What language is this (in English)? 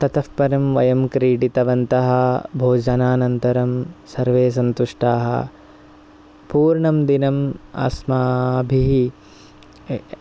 Sanskrit